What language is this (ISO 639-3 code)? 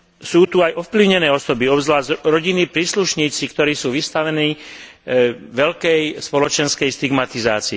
slk